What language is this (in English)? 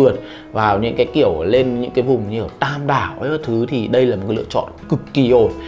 Vietnamese